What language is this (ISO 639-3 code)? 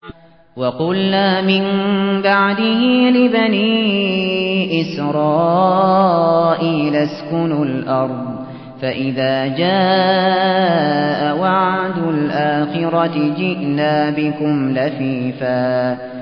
ara